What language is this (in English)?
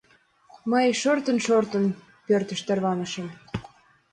Mari